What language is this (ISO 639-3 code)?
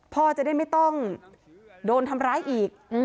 tha